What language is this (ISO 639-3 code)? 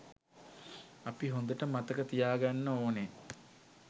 sin